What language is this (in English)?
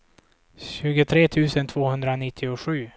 Swedish